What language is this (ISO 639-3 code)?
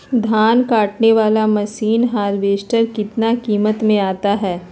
mag